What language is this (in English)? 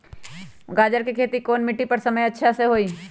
Magahi